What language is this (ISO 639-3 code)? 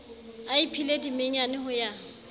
sot